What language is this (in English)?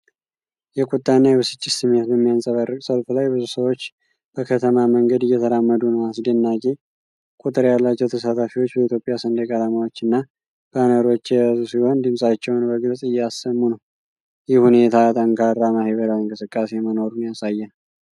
Amharic